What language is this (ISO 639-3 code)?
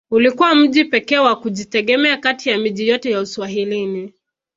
swa